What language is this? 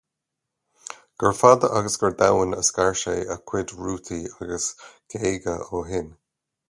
Irish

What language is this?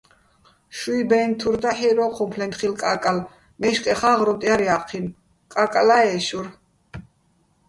Bats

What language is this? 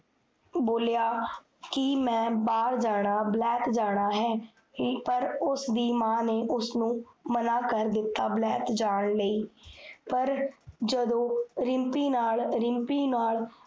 Punjabi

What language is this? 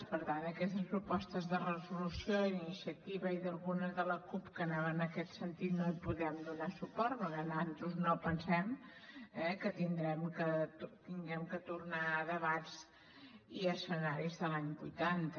Catalan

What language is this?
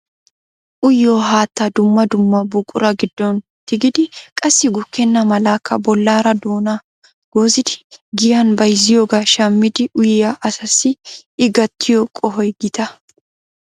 Wolaytta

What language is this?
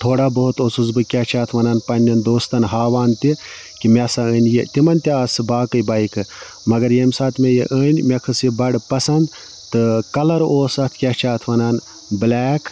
Kashmiri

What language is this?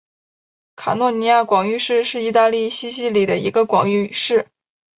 Chinese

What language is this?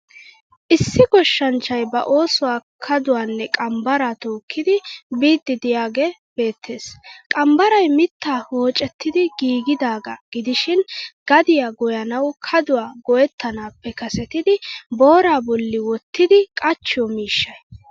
Wolaytta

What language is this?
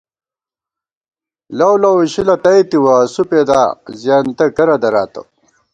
Gawar-Bati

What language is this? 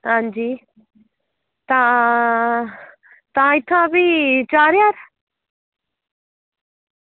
Dogri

